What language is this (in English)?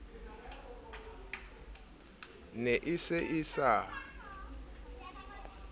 Southern Sotho